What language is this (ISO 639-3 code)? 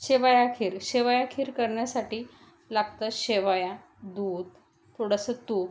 mar